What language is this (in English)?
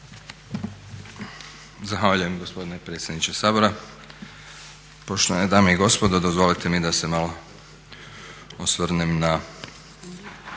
Croatian